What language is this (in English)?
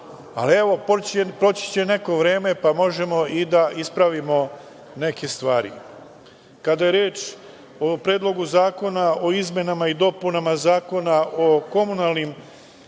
Serbian